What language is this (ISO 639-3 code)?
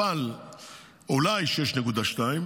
heb